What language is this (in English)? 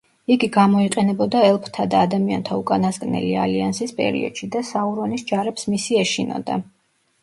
Georgian